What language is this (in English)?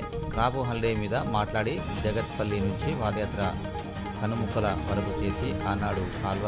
Indonesian